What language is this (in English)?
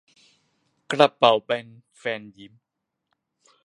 Thai